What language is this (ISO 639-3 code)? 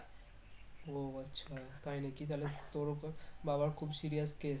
ben